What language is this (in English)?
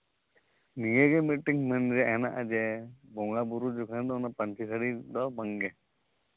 Santali